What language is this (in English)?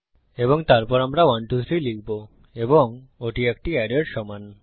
Bangla